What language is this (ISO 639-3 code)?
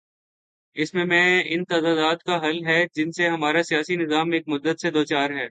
urd